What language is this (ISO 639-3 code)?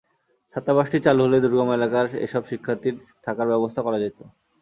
ben